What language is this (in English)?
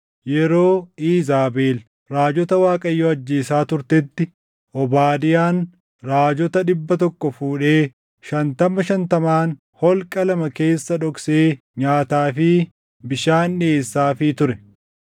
Oromo